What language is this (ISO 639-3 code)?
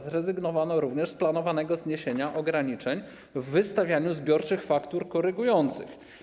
pol